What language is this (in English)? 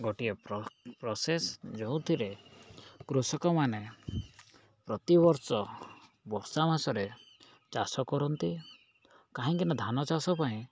Odia